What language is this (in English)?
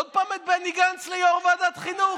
Hebrew